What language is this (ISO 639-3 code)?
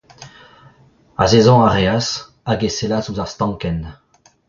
bre